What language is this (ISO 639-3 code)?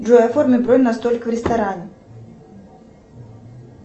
rus